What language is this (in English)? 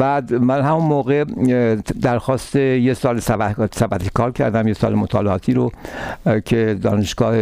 Persian